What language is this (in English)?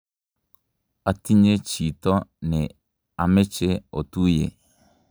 Kalenjin